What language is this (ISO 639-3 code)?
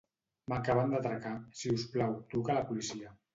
cat